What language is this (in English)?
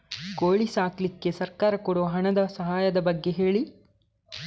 Kannada